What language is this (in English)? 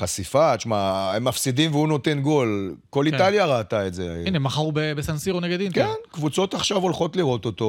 Hebrew